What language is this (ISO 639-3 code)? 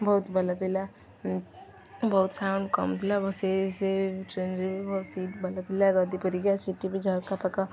ori